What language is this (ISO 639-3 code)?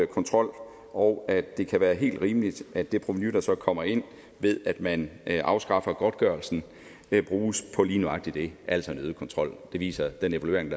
dan